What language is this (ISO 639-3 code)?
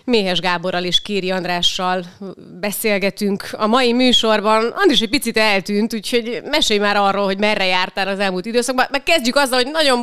hun